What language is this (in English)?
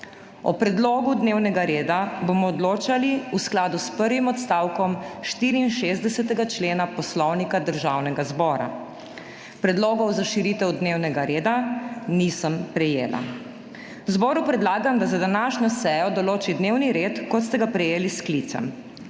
Slovenian